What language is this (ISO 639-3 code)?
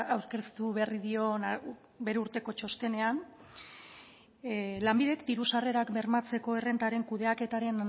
eus